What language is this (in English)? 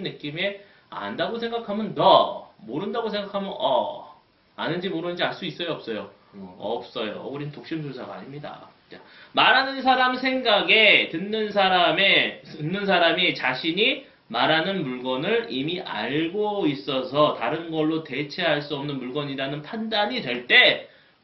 Korean